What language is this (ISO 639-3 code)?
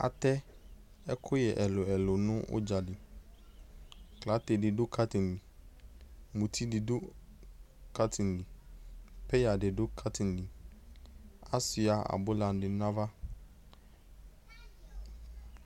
kpo